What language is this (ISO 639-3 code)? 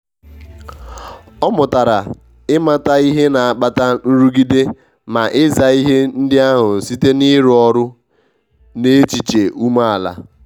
ibo